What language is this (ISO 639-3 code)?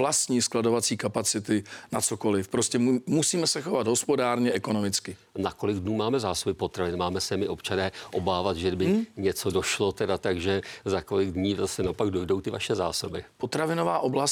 ces